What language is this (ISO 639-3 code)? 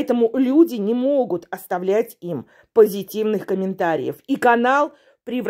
rus